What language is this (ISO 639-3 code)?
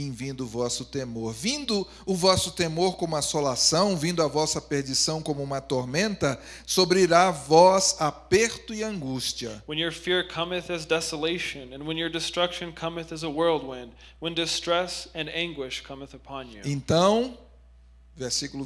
por